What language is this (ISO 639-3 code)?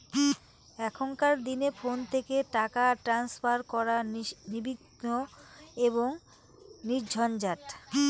ben